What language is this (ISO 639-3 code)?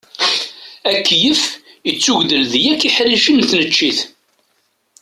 kab